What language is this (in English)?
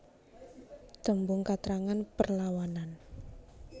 Javanese